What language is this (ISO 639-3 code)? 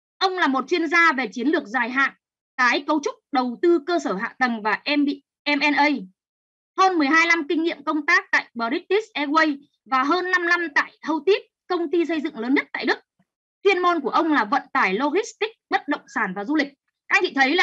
vie